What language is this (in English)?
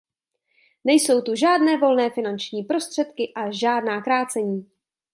Czech